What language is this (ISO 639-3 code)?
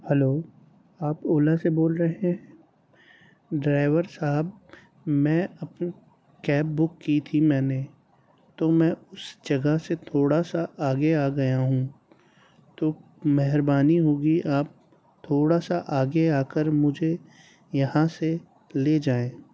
urd